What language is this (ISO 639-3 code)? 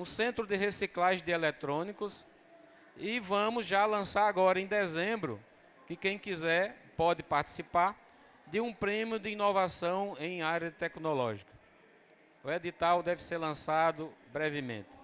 por